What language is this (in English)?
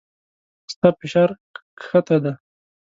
Pashto